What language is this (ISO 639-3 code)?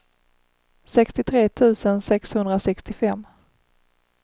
swe